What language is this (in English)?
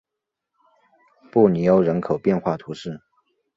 Chinese